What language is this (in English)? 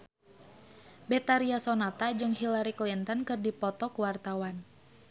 Sundanese